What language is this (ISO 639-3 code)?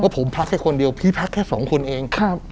tha